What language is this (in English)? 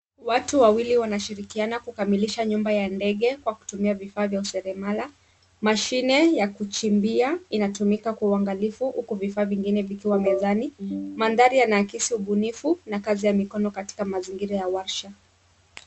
Swahili